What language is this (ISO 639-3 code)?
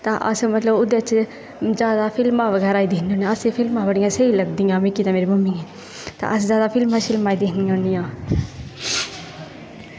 doi